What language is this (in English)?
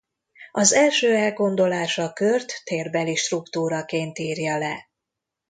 Hungarian